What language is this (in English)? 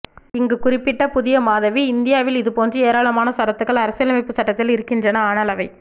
Tamil